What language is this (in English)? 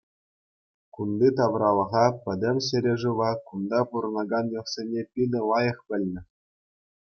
Chuvash